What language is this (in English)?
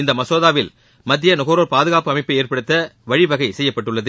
Tamil